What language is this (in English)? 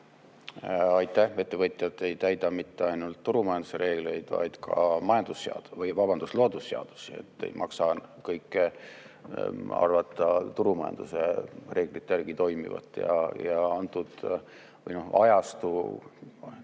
Estonian